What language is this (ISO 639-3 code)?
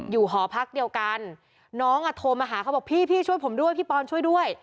tha